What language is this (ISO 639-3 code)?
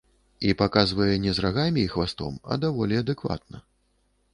bel